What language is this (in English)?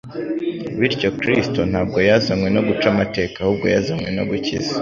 Kinyarwanda